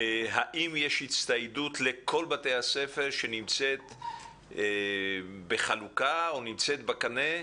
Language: Hebrew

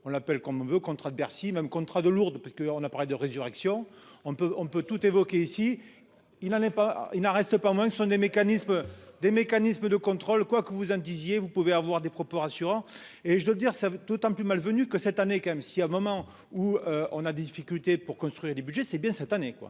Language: French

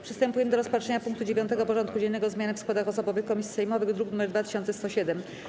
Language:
Polish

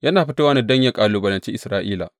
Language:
Hausa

